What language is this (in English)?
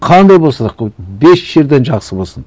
Kazakh